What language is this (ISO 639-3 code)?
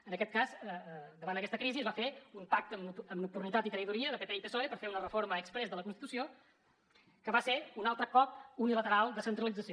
cat